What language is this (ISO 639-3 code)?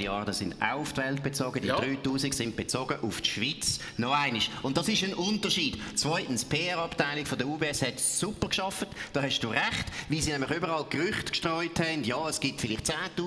deu